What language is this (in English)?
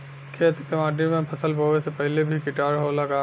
Bhojpuri